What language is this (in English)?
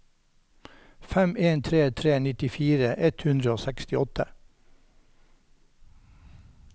Norwegian